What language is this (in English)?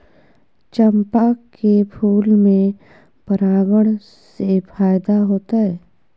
Maithili